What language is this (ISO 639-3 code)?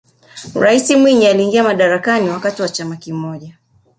swa